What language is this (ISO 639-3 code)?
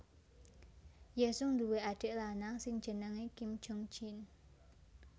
jav